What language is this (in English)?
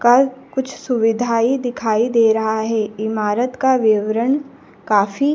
Hindi